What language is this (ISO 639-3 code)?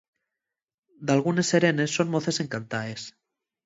ast